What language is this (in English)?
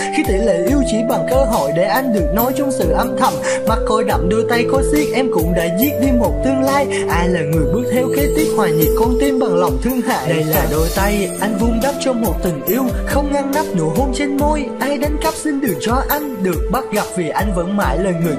Vietnamese